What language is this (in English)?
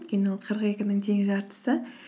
Kazakh